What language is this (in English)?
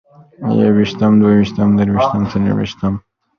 Pashto